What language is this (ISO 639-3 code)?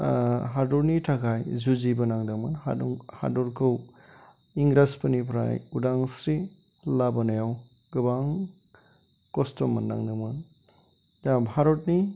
brx